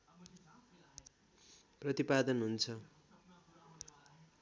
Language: Nepali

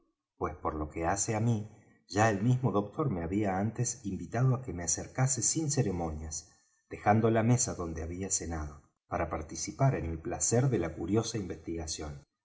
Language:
Spanish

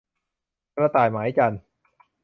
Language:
Thai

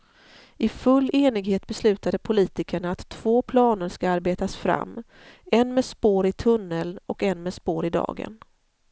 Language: Swedish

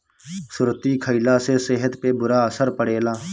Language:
Bhojpuri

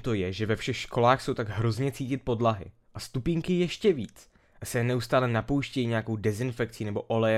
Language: Czech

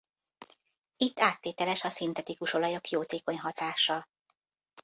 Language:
Hungarian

